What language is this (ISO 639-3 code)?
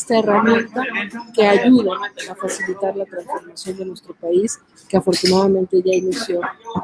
spa